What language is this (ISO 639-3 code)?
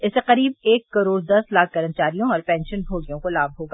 hin